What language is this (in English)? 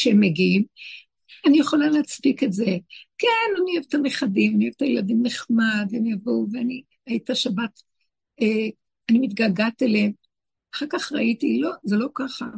Hebrew